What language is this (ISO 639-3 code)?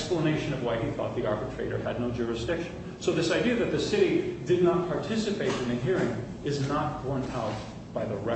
eng